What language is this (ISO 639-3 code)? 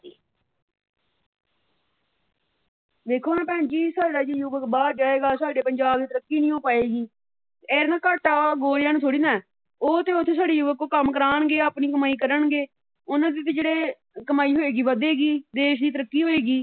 pan